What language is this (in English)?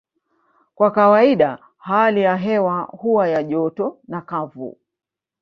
Swahili